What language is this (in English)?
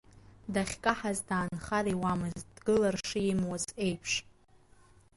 Abkhazian